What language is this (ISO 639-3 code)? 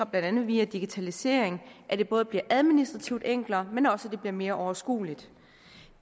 dan